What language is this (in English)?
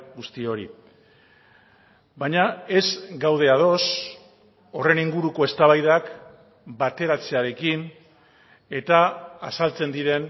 Basque